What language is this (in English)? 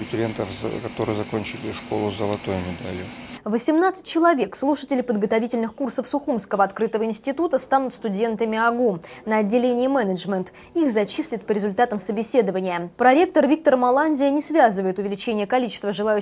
Russian